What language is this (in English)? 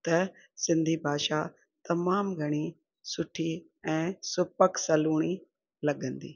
Sindhi